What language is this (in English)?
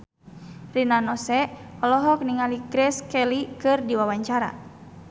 Sundanese